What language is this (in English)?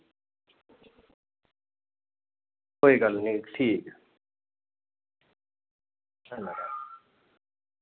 Dogri